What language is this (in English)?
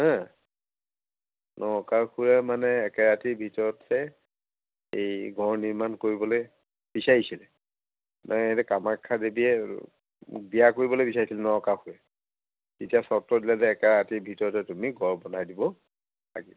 Assamese